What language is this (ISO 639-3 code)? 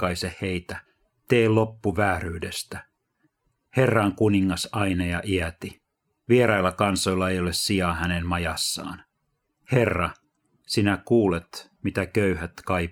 fin